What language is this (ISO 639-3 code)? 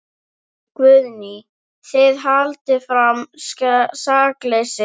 isl